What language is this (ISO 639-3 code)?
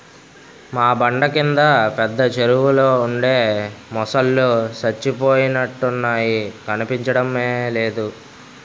tel